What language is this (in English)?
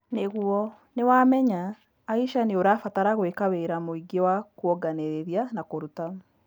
Kikuyu